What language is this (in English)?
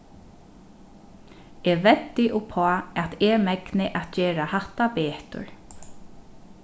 Faroese